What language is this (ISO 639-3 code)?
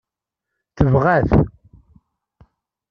kab